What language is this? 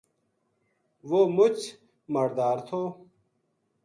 Gujari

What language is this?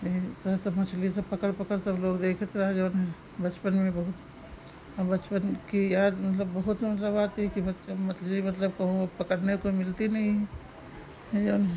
Hindi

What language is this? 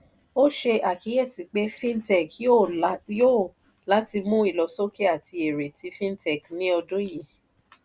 Yoruba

